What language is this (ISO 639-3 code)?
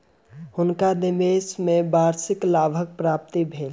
mai